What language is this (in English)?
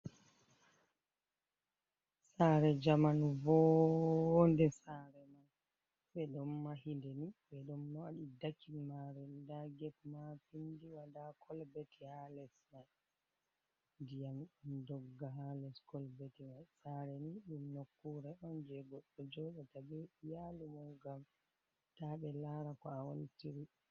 Fula